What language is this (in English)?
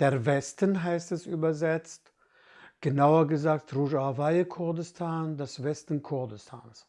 German